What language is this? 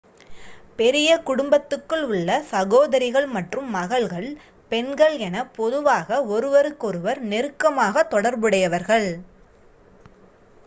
Tamil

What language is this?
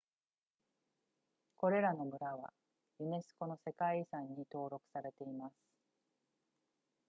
Japanese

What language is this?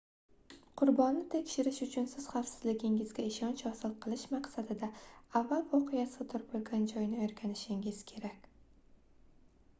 Uzbek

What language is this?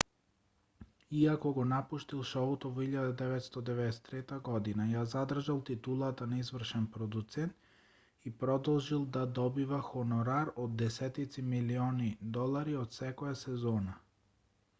Macedonian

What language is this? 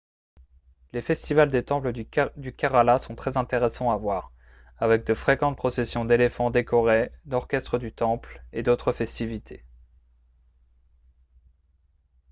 French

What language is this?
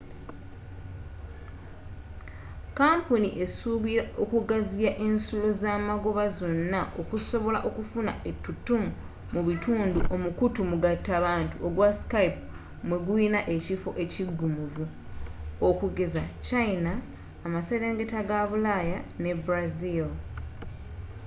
Ganda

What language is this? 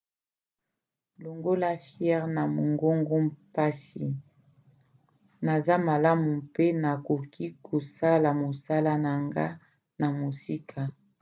Lingala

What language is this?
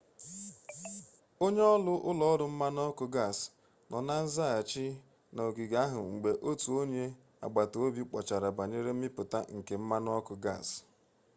Igbo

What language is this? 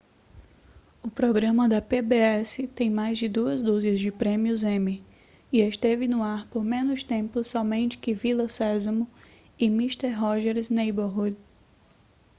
Portuguese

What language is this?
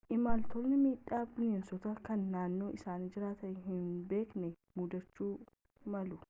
Oromo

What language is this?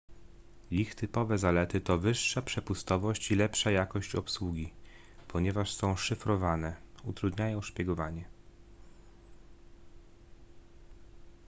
Polish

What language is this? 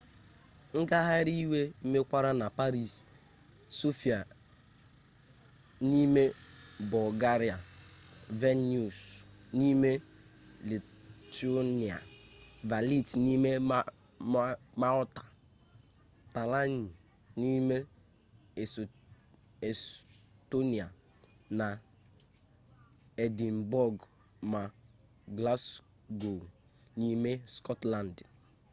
Igbo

